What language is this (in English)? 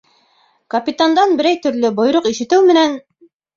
Bashkir